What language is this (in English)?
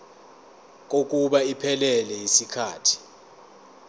Zulu